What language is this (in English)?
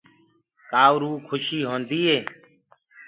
Gurgula